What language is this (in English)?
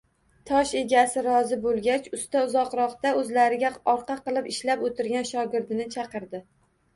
Uzbek